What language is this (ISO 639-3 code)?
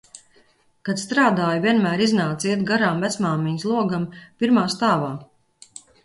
lav